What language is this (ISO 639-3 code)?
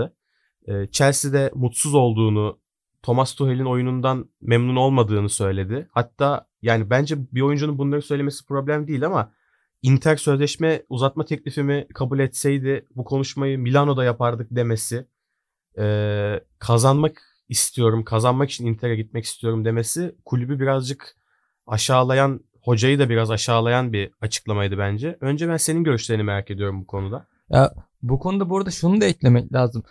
tur